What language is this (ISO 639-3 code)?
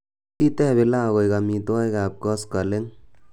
kln